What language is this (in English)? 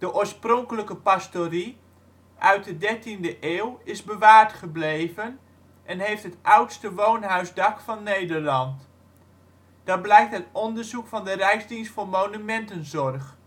Dutch